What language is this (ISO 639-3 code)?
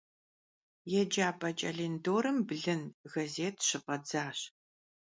kbd